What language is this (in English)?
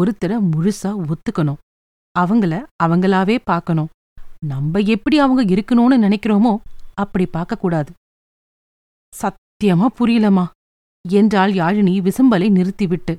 Tamil